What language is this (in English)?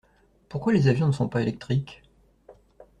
French